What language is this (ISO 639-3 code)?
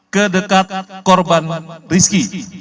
ind